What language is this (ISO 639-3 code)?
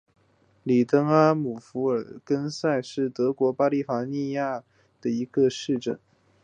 zho